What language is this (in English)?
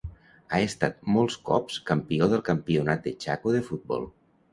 Catalan